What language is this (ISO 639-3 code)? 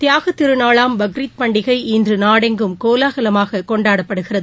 tam